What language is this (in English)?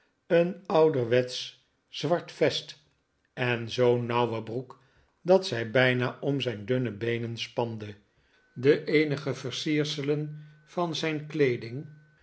Dutch